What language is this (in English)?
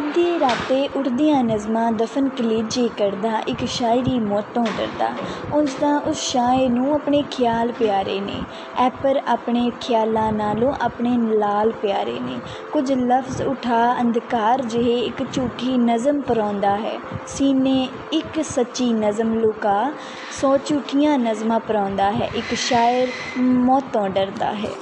Punjabi